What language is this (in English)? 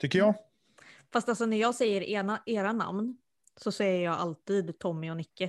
Swedish